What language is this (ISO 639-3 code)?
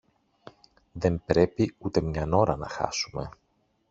ell